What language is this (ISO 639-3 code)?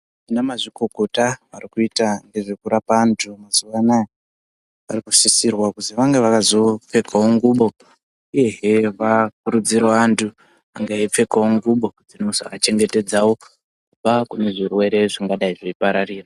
ndc